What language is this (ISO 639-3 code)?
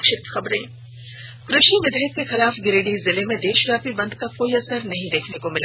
hin